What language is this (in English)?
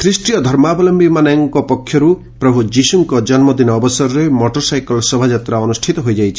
Odia